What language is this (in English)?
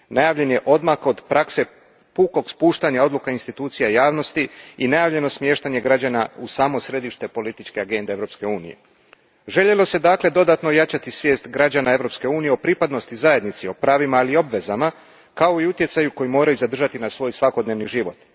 Croatian